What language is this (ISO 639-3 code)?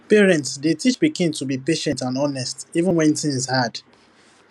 pcm